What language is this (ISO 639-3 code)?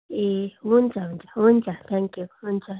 nep